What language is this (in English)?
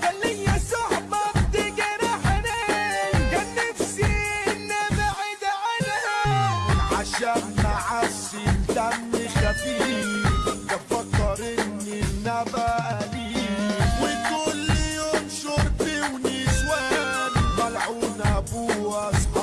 Arabic